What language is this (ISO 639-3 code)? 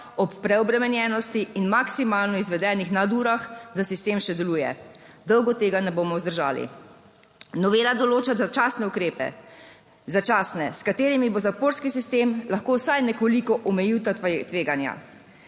slv